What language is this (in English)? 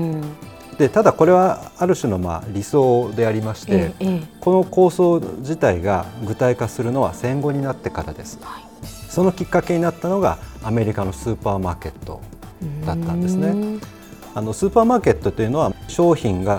Japanese